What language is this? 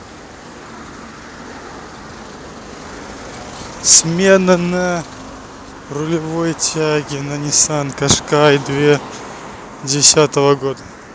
Russian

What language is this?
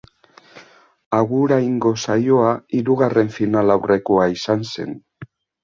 Basque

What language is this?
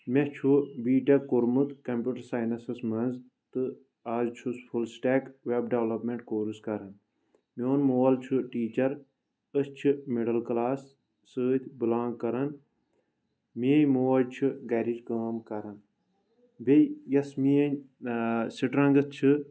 Kashmiri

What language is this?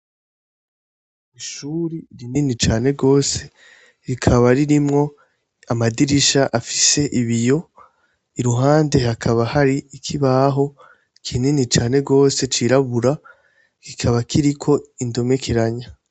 Rundi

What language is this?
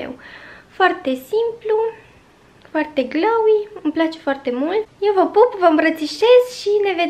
Romanian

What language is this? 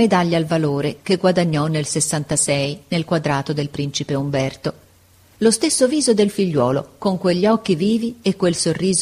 Italian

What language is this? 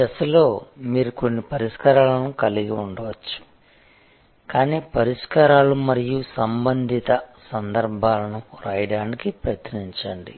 Telugu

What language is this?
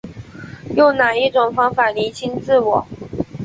Chinese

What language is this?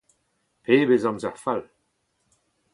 Breton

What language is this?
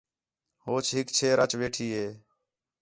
Khetrani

